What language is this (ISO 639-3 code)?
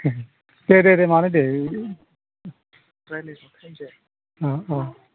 brx